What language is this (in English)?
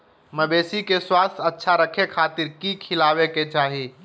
Magahi